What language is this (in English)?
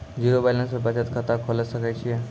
Maithili